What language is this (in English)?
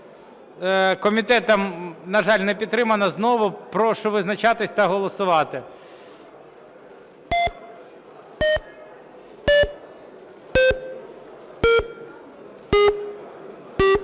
Ukrainian